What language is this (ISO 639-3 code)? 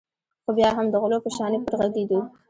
pus